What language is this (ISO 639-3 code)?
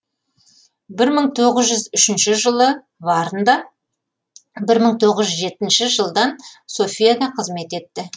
kaz